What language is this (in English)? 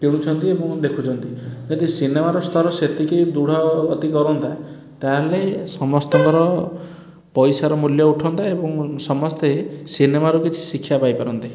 Odia